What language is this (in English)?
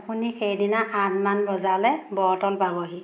Assamese